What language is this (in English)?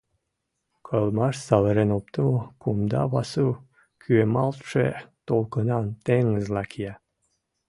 Mari